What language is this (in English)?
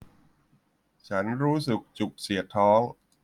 Thai